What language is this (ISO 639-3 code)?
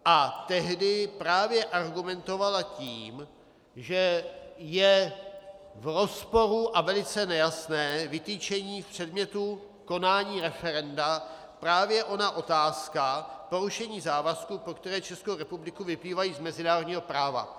ces